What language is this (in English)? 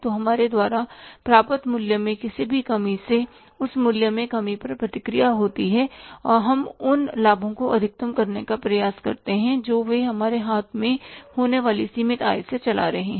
Hindi